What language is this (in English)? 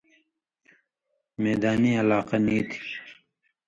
Indus Kohistani